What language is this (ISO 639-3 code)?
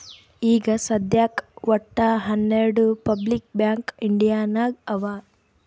kan